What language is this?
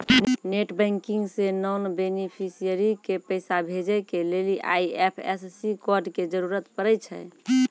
Maithili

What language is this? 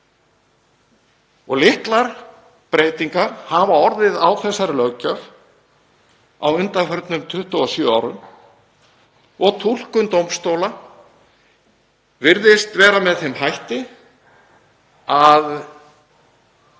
Icelandic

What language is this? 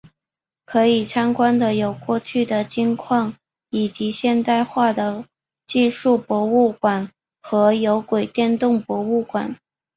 Chinese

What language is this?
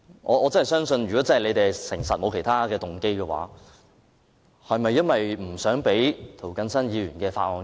Cantonese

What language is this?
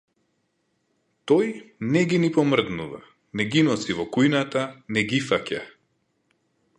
Macedonian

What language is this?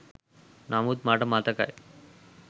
Sinhala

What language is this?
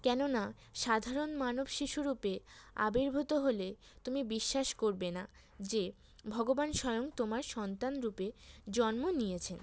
Bangla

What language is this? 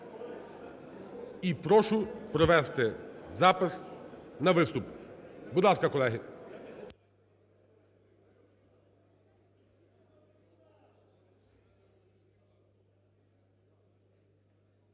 Ukrainian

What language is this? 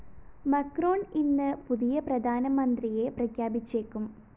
Malayalam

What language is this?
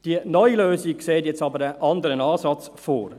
Swiss German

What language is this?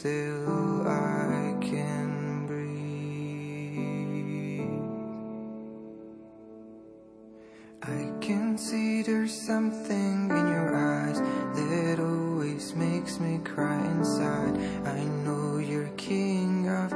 Slovak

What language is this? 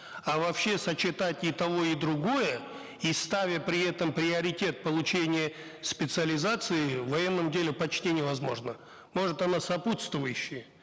Kazakh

